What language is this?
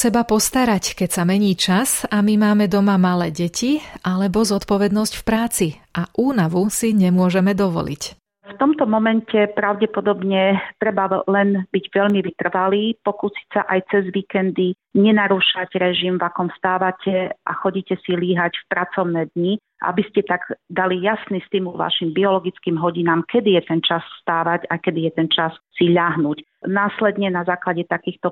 Slovak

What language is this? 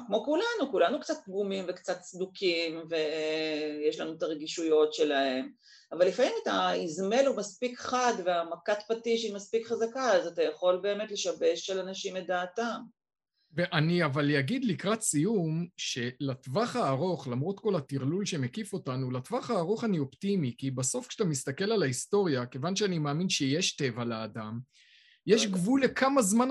Hebrew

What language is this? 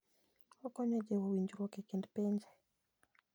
Luo (Kenya and Tanzania)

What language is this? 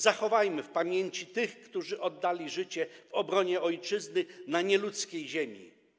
Polish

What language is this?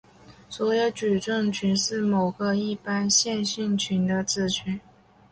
Chinese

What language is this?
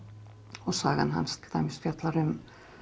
Icelandic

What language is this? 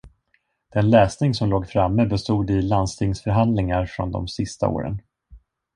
Swedish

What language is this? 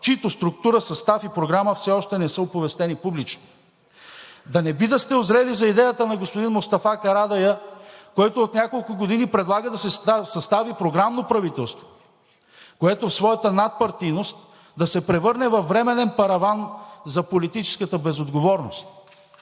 Bulgarian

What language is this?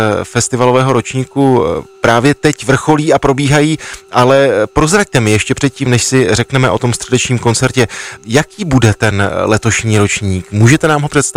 Czech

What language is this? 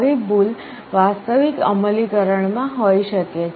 Gujarati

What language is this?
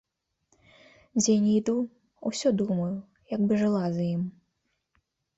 Belarusian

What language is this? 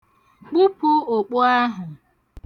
Igbo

